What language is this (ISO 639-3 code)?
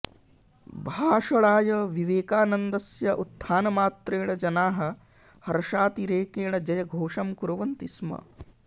san